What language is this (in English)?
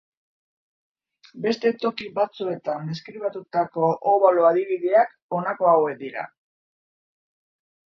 Basque